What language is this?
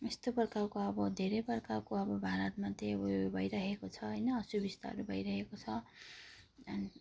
Nepali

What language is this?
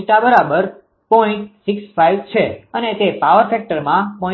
Gujarati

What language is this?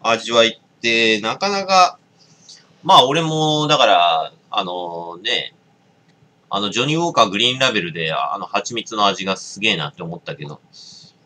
Japanese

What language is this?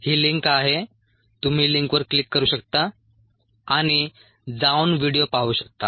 Marathi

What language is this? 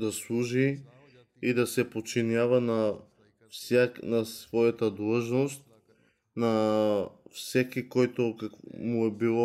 Bulgarian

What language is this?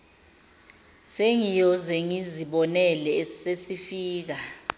Zulu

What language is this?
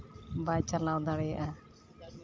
Santali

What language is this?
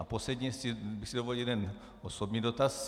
Czech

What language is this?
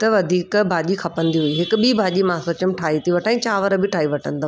Sindhi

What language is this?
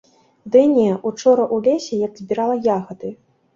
Belarusian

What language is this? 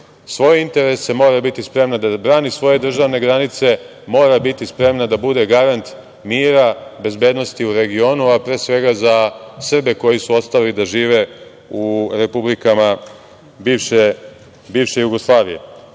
Serbian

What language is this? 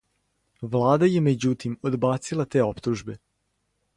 Serbian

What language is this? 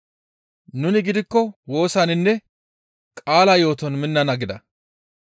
Gamo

